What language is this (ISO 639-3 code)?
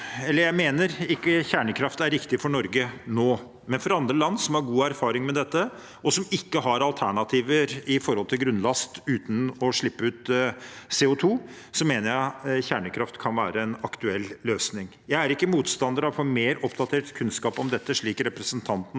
nor